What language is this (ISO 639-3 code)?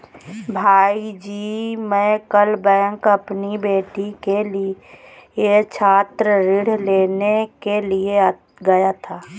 hin